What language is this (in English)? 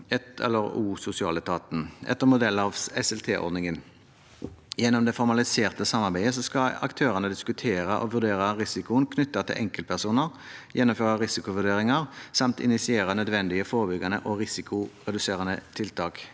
Norwegian